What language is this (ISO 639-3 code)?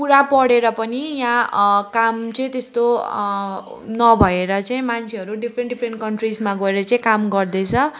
nep